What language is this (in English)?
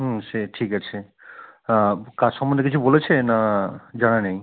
Bangla